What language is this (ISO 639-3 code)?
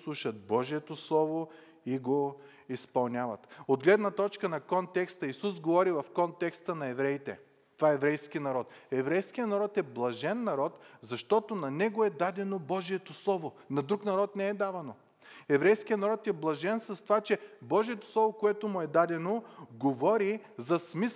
bul